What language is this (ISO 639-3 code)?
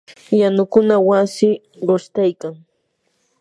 qur